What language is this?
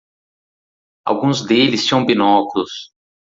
Portuguese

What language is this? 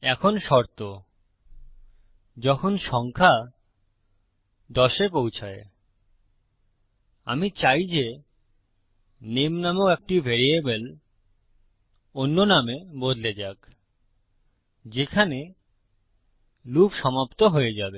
Bangla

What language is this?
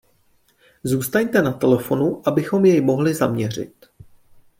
Czech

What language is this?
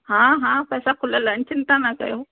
Sindhi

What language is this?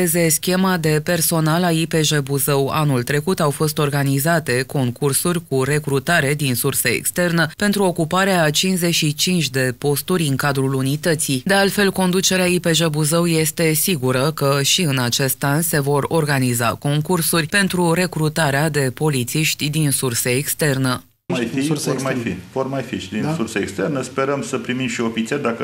Romanian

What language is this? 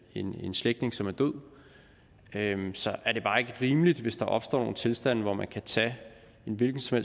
Danish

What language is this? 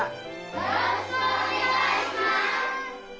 Japanese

